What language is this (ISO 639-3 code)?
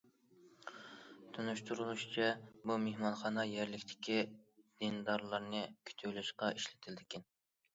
uig